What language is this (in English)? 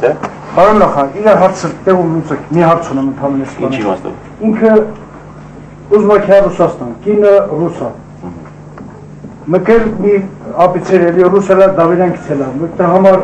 Turkish